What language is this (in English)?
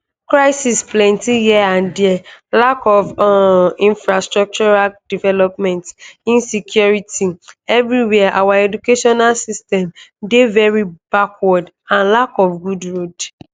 Nigerian Pidgin